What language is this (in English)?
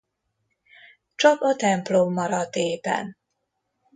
Hungarian